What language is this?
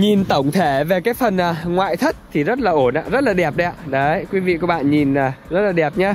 Vietnamese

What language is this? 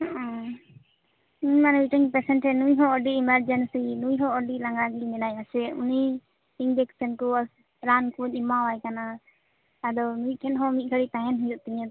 Santali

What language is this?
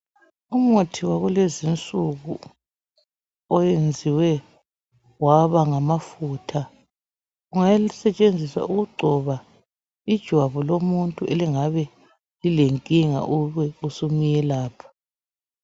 North Ndebele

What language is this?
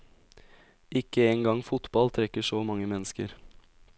Norwegian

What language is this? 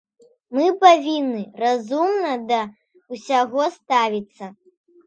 Belarusian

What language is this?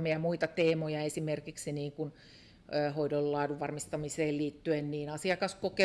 Finnish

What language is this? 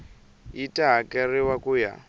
Tsonga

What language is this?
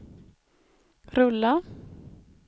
Swedish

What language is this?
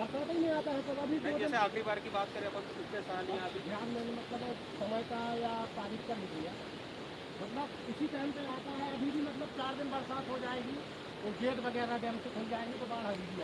Hindi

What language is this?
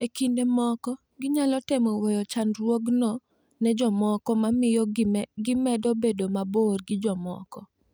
Luo (Kenya and Tanzania)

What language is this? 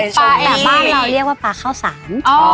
Thai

